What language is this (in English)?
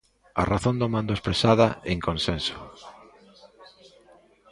Galician